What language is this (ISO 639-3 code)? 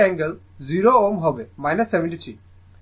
ben